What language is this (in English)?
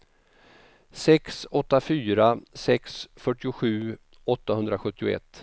Swedish